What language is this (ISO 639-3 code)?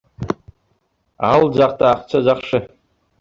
kir